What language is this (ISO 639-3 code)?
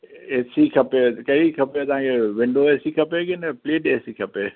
snd